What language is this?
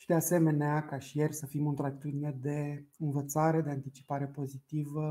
Romanian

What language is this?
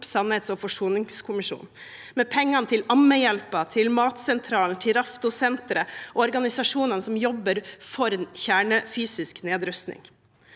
Norwegian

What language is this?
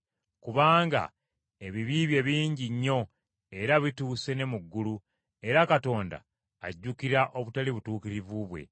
Ganda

